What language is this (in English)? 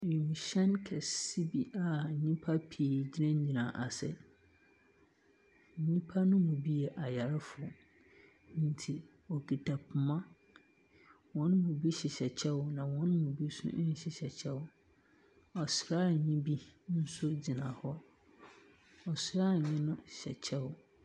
Akan